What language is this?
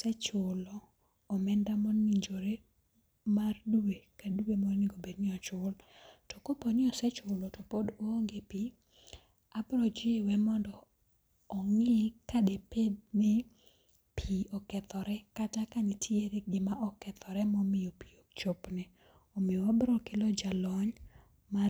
Luo (Kenya and Tanzania)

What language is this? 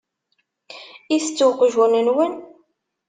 Kabyle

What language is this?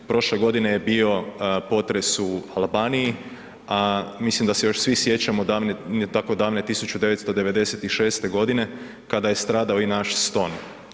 Croatian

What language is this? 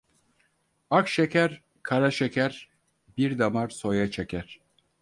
Turkish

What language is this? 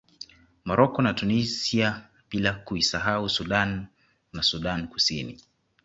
Swahili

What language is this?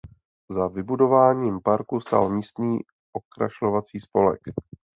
Czech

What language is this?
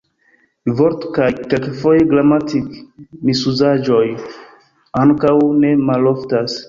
Esperanto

